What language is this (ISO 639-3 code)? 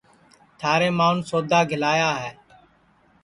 ssi